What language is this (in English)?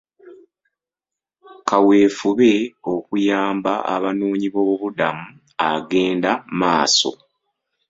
Ganda